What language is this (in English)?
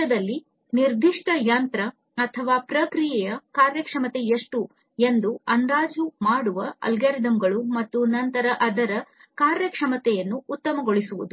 Kannada